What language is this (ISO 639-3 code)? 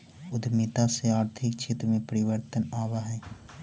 mag